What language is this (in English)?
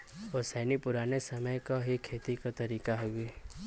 Bhojpuri